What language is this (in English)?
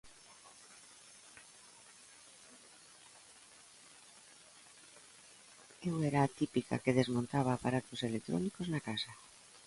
Galician